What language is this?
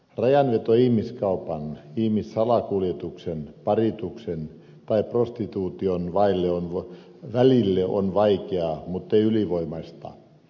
Finnish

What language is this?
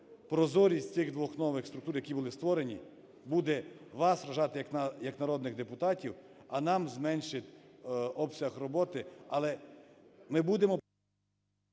Ukrainian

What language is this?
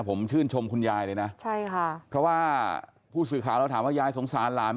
Thai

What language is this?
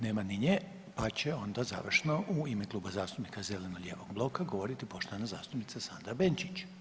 Croatian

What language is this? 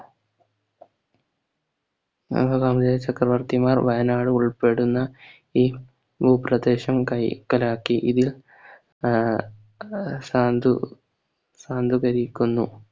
Malayalam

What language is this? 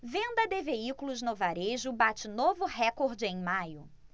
Portuguese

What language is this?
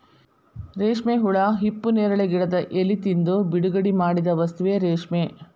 Kannada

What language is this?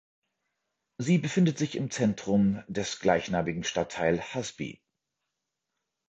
German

